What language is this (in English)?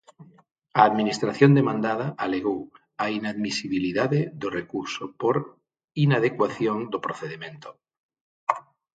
Galician